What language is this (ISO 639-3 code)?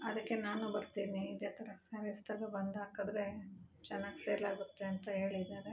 kan